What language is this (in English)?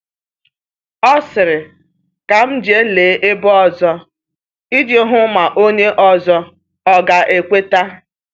Igbo